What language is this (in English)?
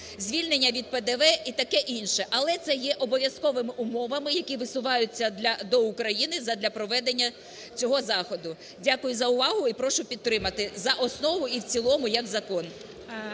Ukrainian